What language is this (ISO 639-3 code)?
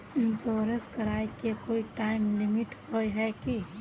mag